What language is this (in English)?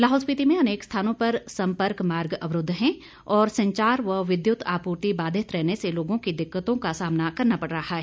Hindi